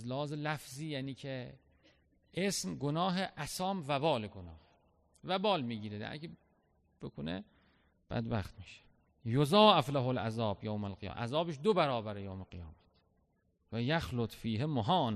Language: Persian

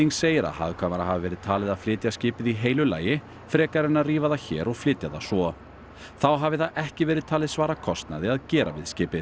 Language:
Icelandic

